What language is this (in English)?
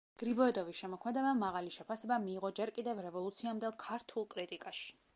Georgian